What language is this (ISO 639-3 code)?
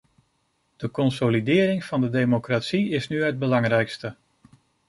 nld